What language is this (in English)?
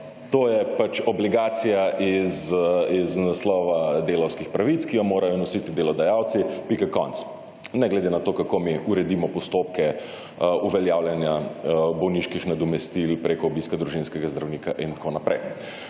Slovenian